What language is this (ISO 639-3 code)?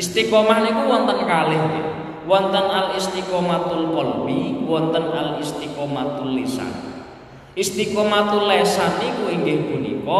ind